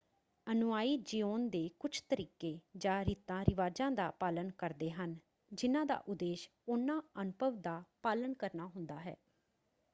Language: Punjabi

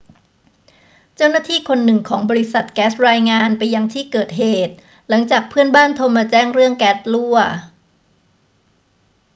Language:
Thai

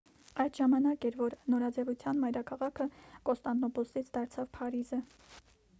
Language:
Armenian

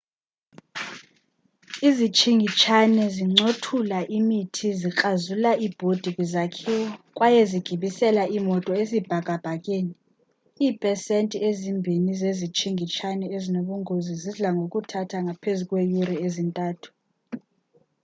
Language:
Xhosa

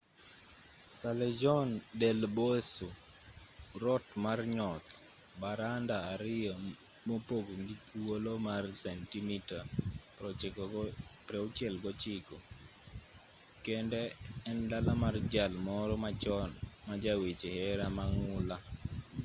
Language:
Luo (Kenya and Tanzania)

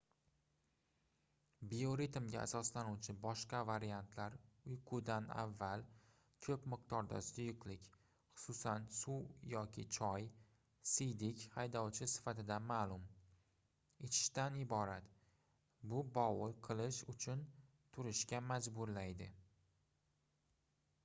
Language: Uzbek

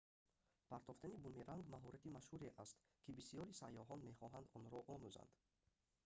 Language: Tajik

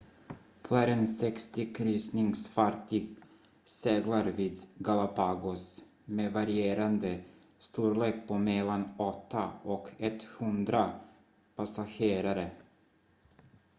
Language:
Swedish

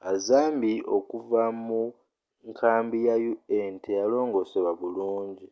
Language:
Ganda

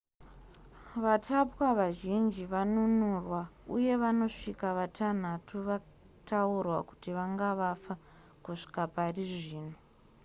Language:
Shona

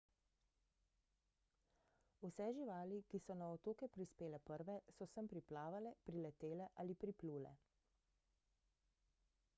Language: Slovenian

